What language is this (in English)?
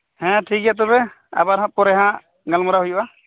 Santali